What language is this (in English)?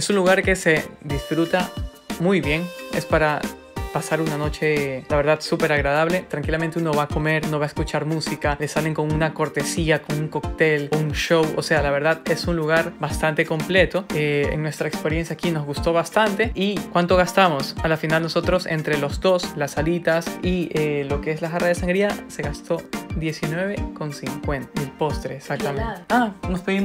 Spanish